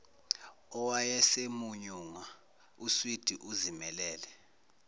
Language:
Zulu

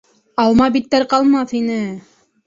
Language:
Bashkir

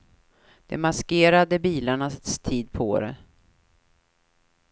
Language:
Swedish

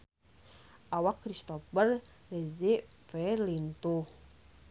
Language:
Sundanese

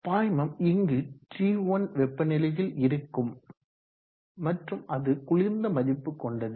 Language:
Tamil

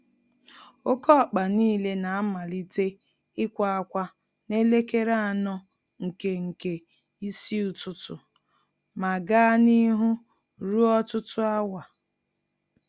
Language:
Igbo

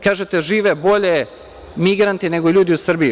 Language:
Serbian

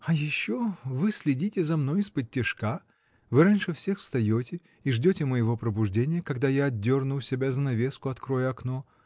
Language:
Russian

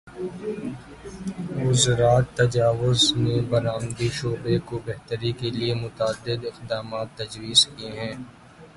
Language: Urdu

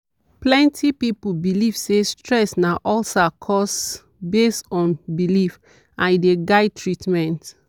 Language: Nigerian Pidgin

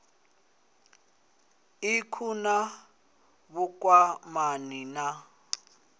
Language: Venda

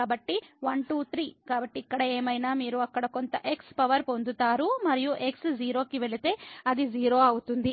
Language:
Telugu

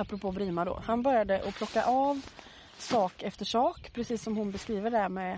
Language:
Swedish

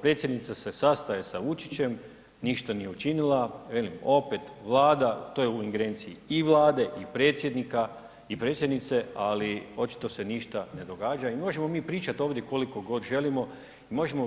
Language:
Croatian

